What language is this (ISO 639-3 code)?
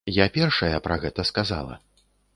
bel